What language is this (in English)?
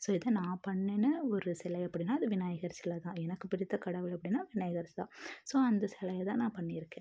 Tamil